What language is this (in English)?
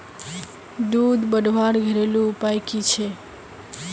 Magahi